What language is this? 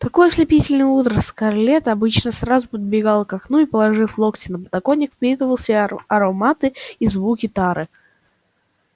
Russian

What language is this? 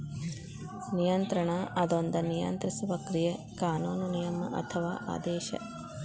Kannada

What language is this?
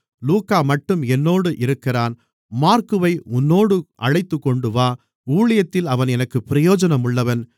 Tamil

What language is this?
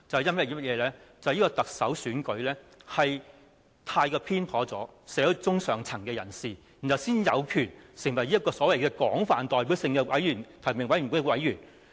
Cantonese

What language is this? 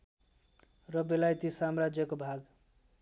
Nepali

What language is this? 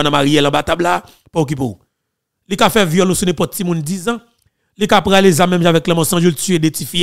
French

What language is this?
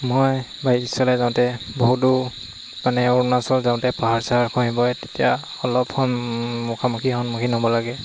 Assamese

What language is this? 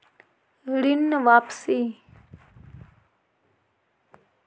Magahi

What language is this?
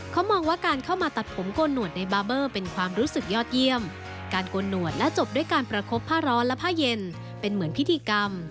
Thai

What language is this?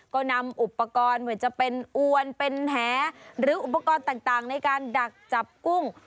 Thai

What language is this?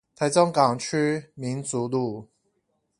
Chinese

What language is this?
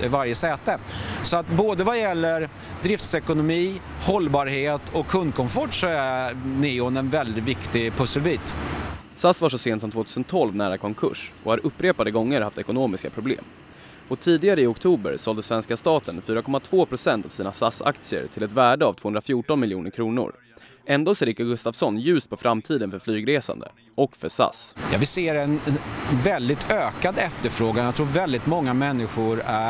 Swedish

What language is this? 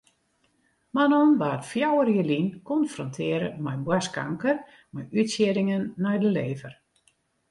Western Frisian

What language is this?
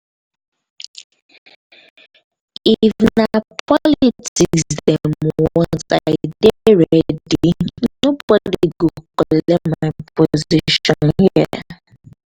Nigerian Pidgin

